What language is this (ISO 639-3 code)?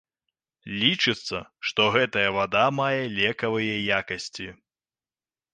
bel